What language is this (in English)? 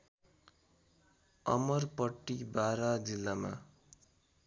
Nepali